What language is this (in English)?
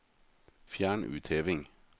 Norwegian